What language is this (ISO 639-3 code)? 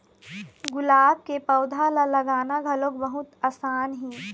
hne